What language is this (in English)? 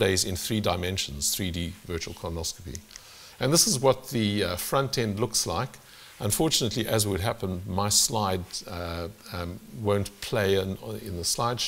English